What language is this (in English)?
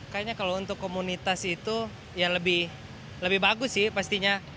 Indonesian